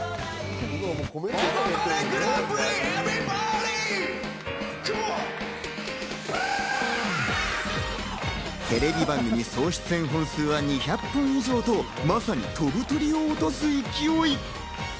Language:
Japanese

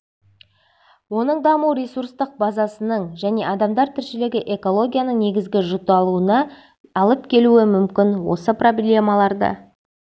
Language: Kazakh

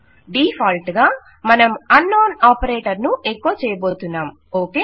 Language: Telugu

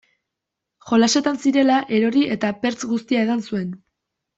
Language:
Basque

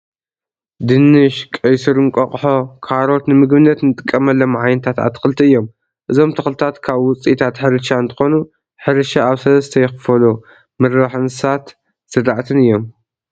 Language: Tigrinya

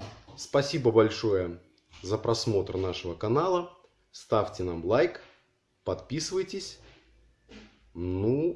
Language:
Russian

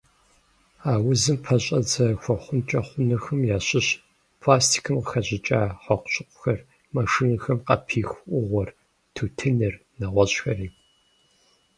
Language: Kabardian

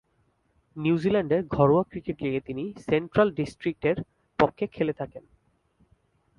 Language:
Bangla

